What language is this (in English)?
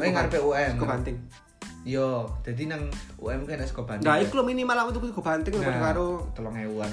Indonesian